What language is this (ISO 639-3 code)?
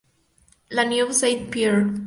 spa